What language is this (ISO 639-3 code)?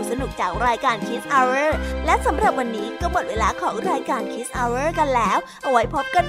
tha